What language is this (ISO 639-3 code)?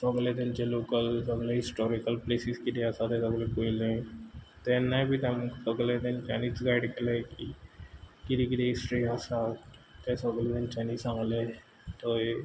kok